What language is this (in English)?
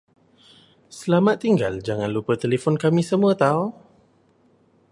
Malay